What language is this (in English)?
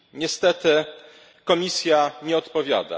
Polish